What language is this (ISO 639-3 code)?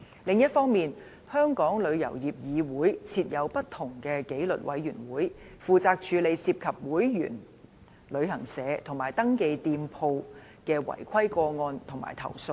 yue